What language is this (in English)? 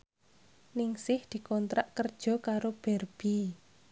Javanese